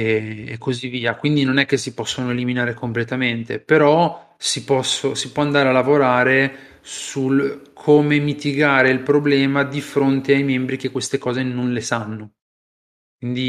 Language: Italian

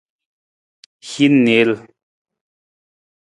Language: Nawdm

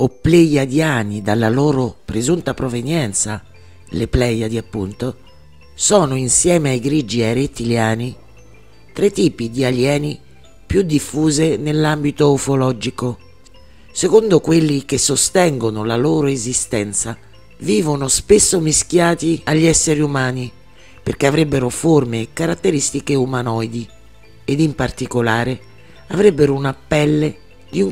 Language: Italian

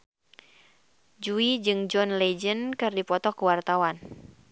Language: Sundanese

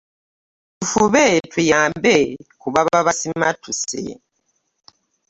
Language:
Ganda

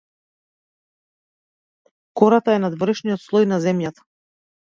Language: Macedonian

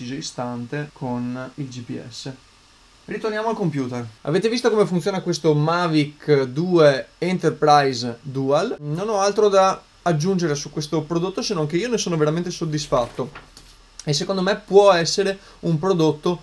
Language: Italian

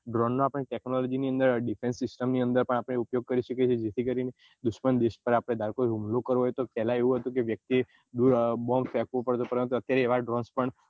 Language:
Gujarati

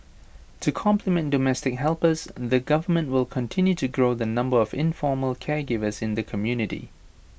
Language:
English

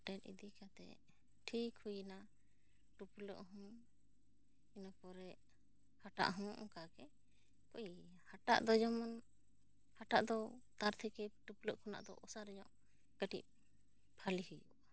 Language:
Santali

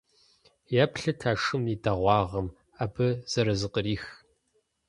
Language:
Kabardian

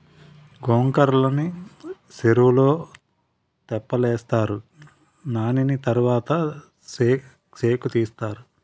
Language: Telugu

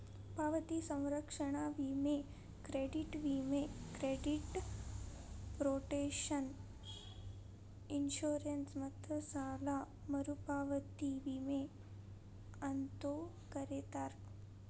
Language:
Kannada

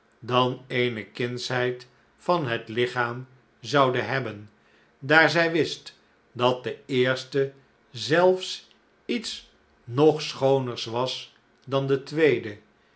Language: Dutch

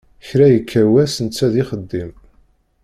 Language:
Kabyle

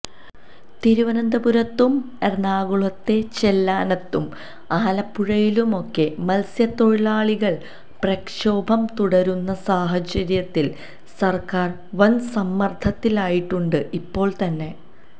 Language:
Malayalam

